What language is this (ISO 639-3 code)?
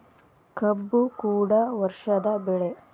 kan